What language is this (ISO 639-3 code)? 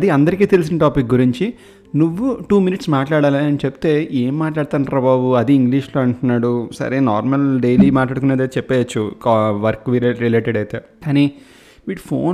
tel